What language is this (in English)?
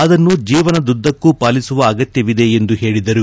Kannada